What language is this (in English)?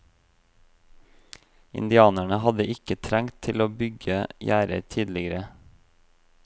Norwegian